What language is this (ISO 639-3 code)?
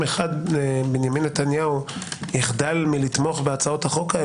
heb